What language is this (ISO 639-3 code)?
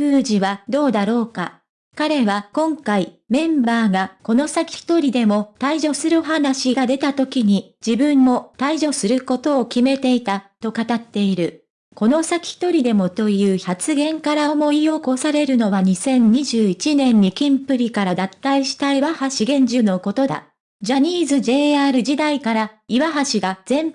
jpn